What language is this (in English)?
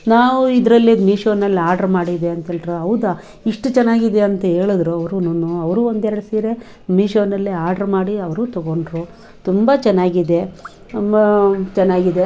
Kannada